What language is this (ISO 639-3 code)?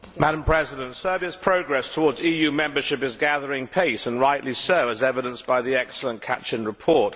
eng